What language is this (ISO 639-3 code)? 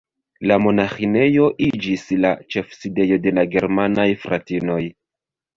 epo